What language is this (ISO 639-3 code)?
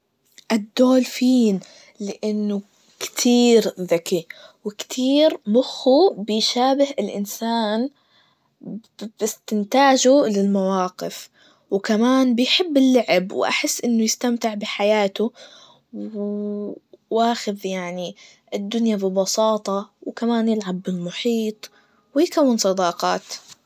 ars